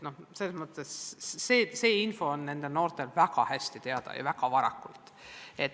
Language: Estonian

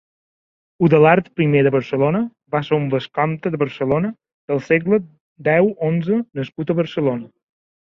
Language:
Catalan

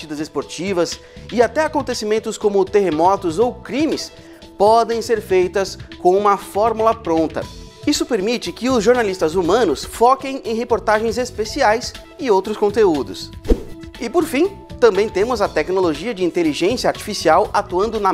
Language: Portuguese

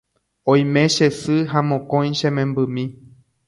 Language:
Guarani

